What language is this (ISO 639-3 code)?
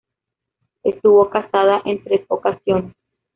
spa